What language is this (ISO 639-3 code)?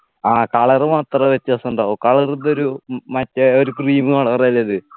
mal